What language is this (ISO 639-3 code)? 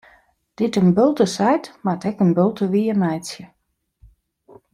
fry